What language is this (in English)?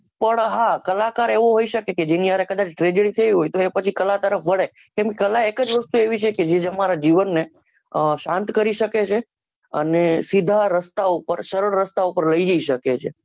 Gujarati